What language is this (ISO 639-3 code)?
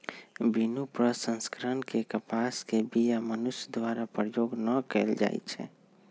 mag